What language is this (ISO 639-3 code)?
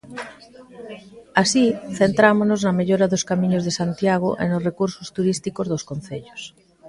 glg